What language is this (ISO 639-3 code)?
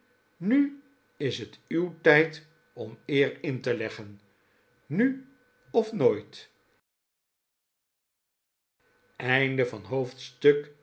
nld